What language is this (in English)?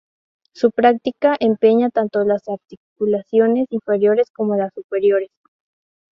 Spanish